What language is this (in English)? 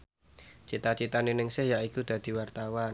Javanese